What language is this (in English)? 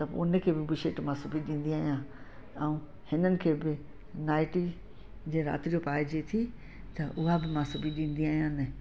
Sindhi